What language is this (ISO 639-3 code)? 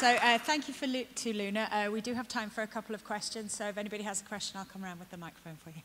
eng